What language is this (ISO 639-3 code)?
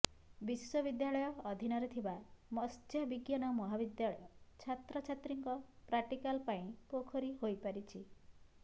ori